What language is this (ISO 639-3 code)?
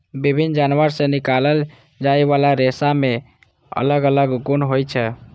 mai